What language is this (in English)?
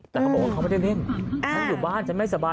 Thai